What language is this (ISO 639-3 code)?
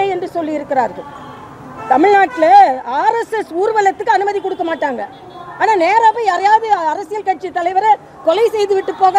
tam